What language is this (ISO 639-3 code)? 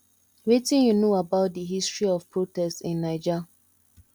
pcm